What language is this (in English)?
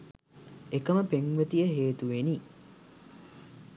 Sinhala